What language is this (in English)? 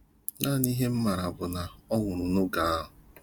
Igbo